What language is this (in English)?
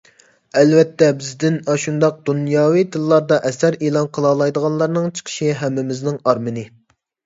Uyghur